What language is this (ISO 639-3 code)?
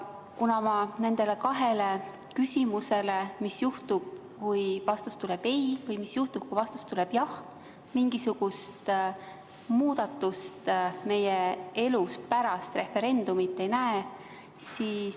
est